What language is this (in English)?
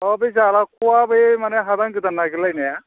Bodo